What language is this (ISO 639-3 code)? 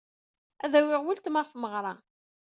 kab